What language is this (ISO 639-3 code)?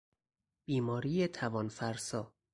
fas